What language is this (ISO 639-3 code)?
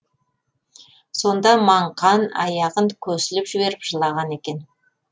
kaz